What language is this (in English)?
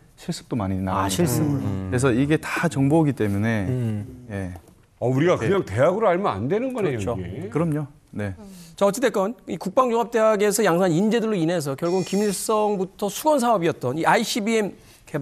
Korean